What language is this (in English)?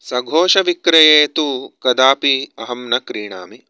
Sanskrit